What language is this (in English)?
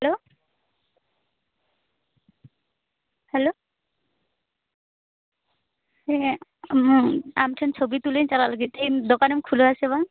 Santali